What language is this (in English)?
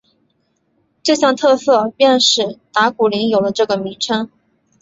Chinese